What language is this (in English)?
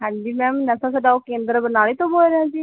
Punjabi